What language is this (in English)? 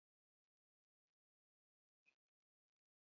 Chinese